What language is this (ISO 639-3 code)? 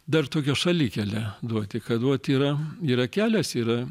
lit